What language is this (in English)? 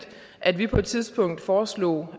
Danish